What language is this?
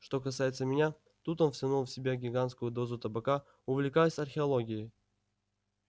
Russian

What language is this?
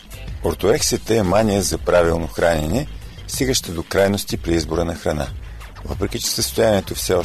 Bulgarian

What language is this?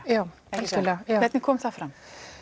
Icelandic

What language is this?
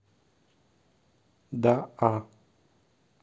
Russian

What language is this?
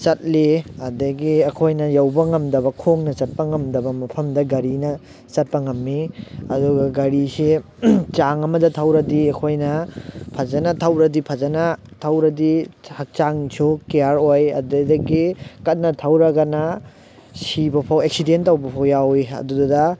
Manipuri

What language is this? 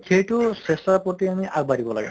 Assamese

